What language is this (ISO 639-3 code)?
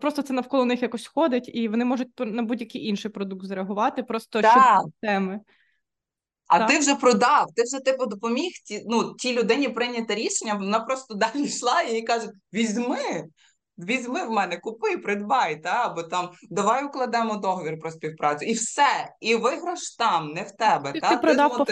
ukr